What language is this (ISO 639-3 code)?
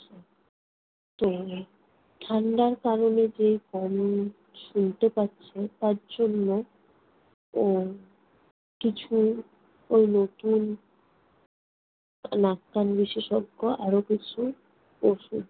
ben